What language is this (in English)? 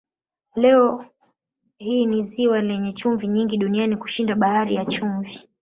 Swahili